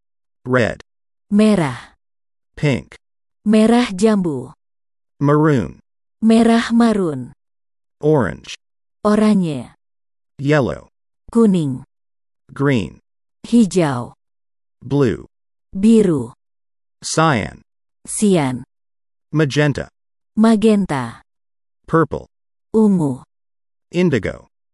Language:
Malay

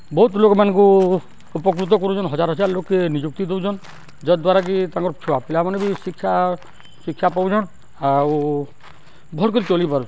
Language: Odia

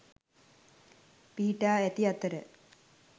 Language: Sinhala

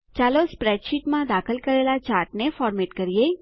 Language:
Gujarati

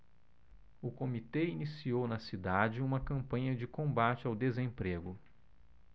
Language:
Portuguese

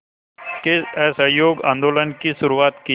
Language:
Hindi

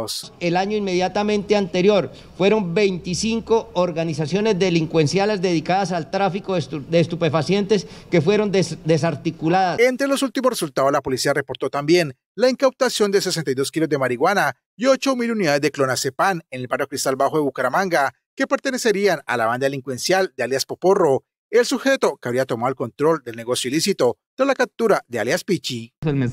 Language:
Spanish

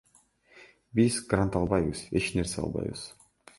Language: Kyrgyz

